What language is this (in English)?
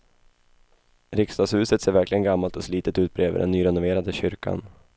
Swedish